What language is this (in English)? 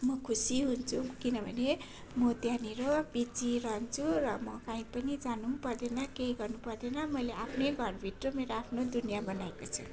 Nepali